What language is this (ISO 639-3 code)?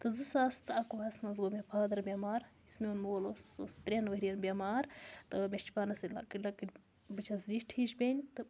kas